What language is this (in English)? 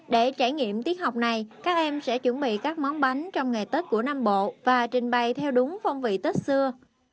Vietnamese